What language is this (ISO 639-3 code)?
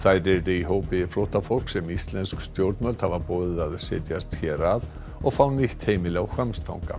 isl